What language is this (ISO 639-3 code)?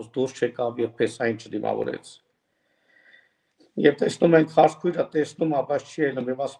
tur